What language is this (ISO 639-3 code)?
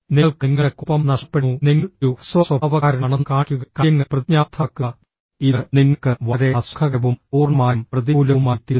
mal